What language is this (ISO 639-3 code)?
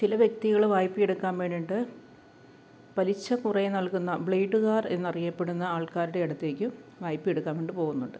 mal